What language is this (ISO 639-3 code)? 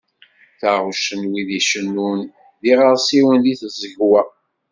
kab